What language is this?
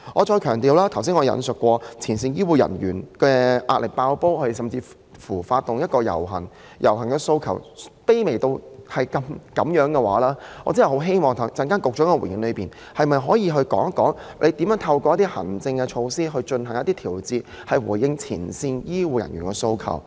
Cantonese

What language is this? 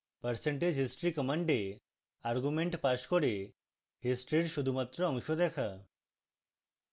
Bangla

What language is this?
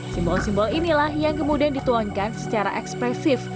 Indonesian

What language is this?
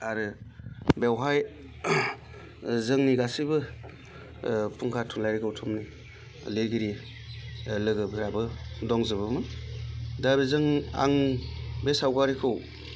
Bodo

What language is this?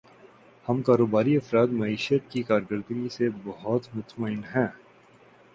Urdu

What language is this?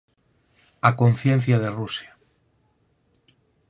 Galician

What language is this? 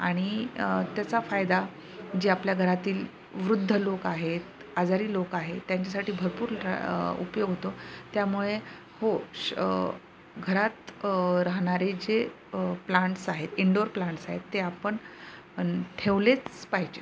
Marathi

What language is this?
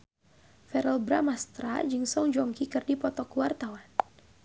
Sundanese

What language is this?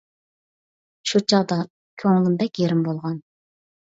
Uyghur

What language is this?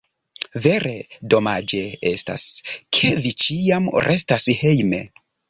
Esperanto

